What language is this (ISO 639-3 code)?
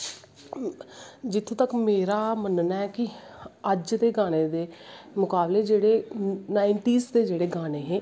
doi